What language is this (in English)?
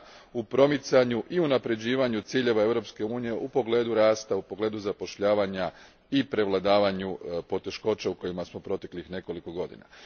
Croatian